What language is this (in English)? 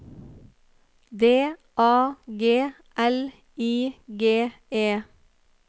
Norwegian